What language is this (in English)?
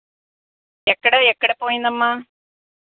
Telugu